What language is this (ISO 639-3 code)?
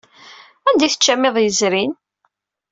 kab